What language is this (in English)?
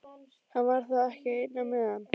Icelandic